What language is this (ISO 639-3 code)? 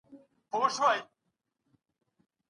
pus